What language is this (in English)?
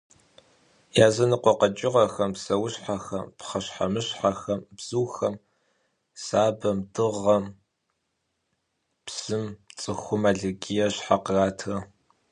Kabardian